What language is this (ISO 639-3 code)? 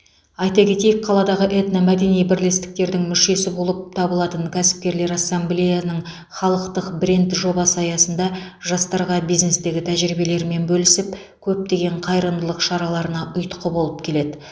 kaz